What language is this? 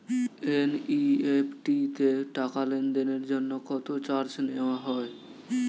Bangla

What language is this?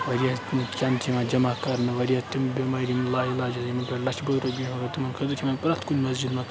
Kashmiri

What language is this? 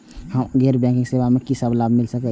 Maithili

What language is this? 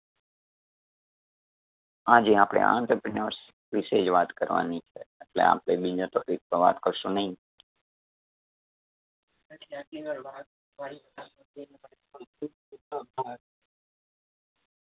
Gujarati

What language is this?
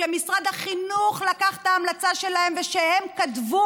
Hebrew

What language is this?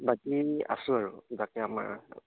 Assamese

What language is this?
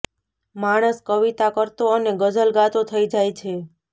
Gujarati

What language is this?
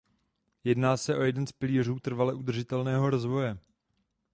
Czech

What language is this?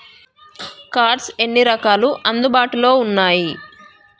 Telugu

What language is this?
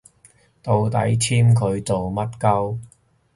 Cantonese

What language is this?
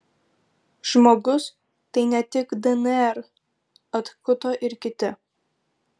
Lithuanian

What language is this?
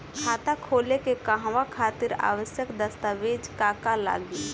Bhojpuri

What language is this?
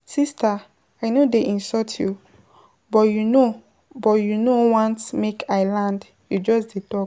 Nigerian Pidgin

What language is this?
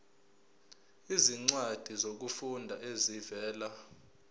Zulu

